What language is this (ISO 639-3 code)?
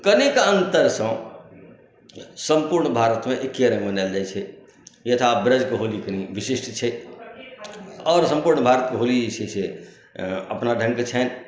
mai